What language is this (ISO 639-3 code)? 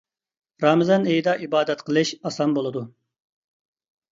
uig